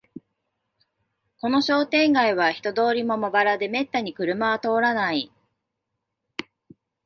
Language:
Japanese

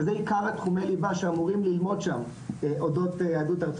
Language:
Hebrew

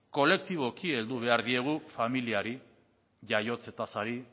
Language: Basque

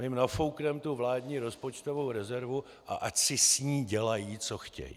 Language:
Czech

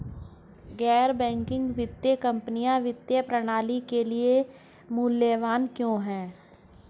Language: Hindi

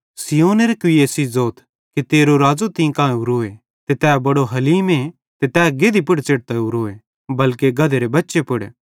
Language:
Bhadrawahi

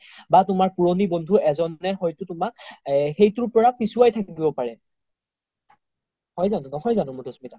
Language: Assamese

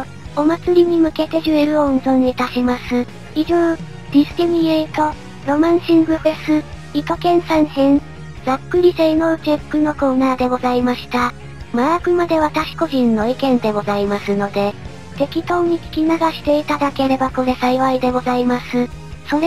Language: Japanese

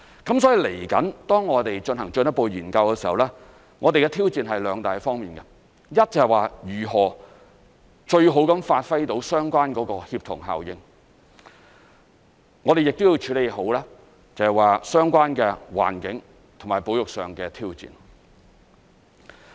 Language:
Cantonese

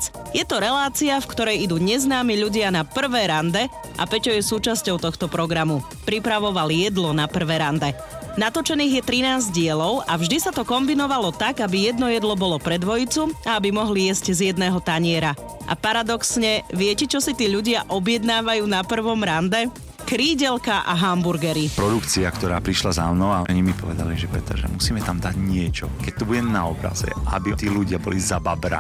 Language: Slovak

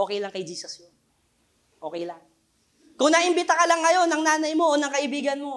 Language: Filipino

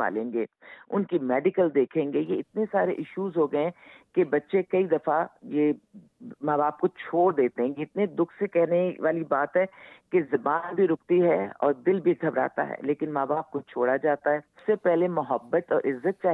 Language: Urdu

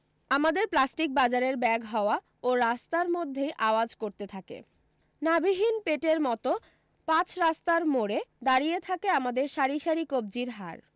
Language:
Bangla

